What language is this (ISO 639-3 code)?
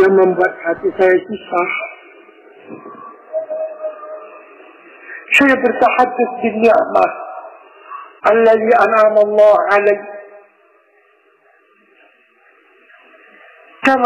ind